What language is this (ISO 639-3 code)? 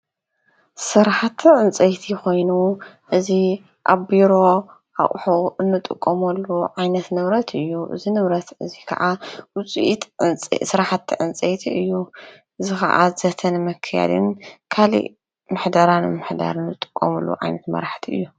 tir